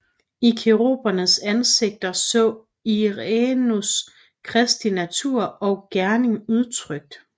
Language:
Danish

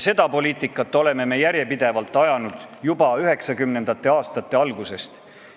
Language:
Estonian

